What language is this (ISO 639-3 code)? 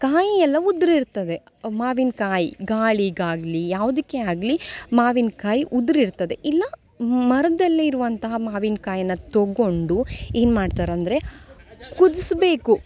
kan